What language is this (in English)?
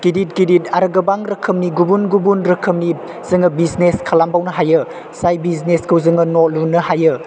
Bodo